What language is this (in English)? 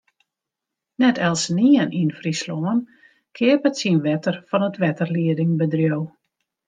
Western Frisian